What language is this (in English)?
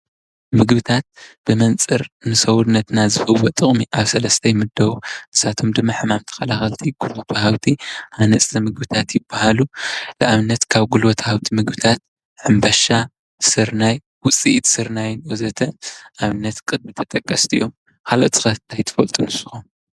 Tigrinya